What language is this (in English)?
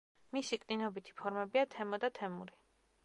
Georgian